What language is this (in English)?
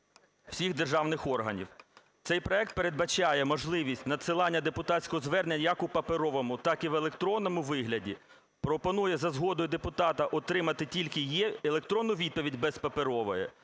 Ukrainian